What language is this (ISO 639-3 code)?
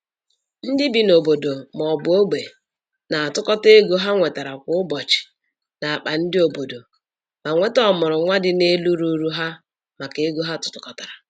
ibo